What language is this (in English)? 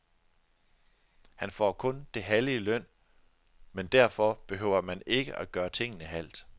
Danish